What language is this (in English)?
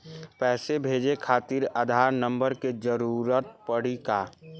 Bhojpuri